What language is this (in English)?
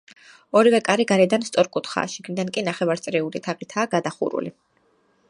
Georgian